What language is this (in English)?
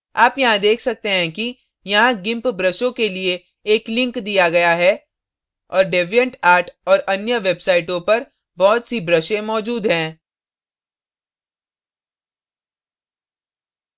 Hindi